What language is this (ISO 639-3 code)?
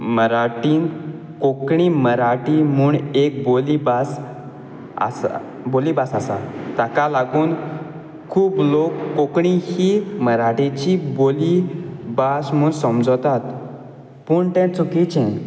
kok